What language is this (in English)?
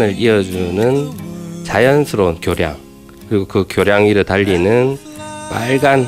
Korean